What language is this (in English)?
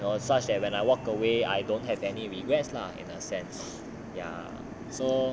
English